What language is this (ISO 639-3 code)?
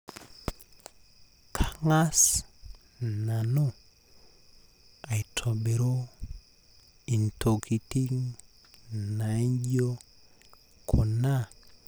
mas